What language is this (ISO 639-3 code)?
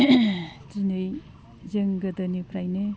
brx